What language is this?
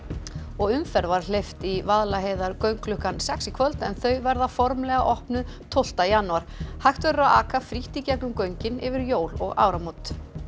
Icelandic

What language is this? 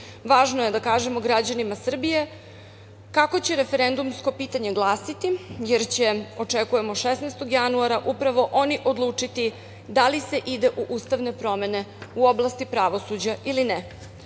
Serbian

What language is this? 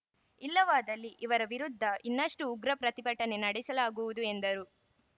Kannada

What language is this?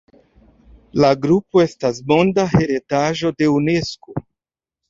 Esperanto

